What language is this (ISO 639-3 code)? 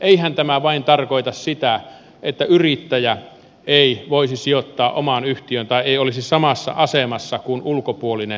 fin